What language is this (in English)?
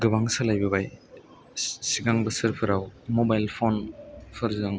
Bodo